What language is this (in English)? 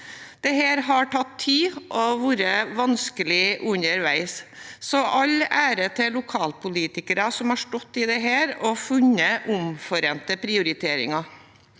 Norwegian